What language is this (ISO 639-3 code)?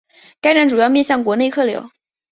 zho